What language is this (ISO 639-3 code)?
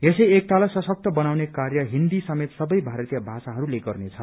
nep